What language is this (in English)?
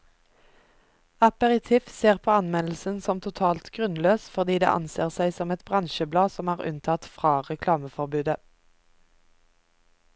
Norwegian